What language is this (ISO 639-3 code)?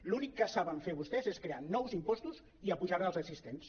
cat